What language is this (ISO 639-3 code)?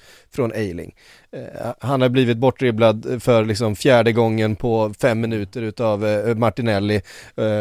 swe